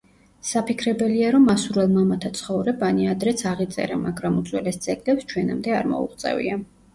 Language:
Georgian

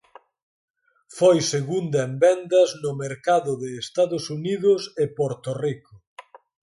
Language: Galician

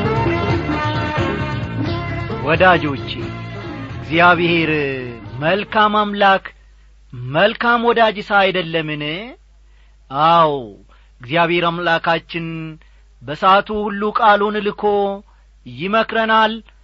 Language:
Amharic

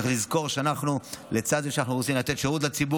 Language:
Hebrew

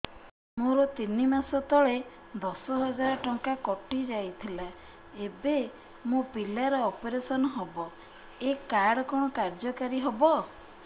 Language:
Odia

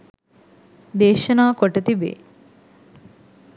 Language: Sinhala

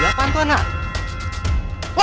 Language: Indonesian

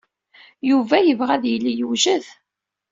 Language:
Kabyle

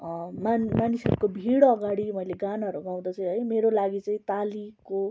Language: Nepali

